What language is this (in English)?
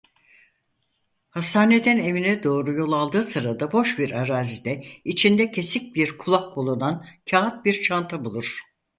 Turkish